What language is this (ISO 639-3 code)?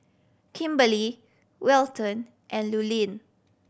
eng